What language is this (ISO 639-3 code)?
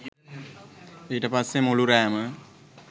sin